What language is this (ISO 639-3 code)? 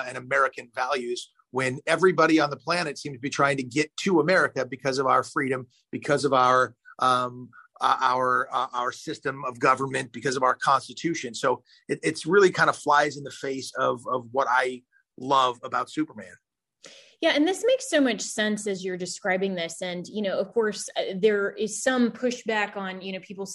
eng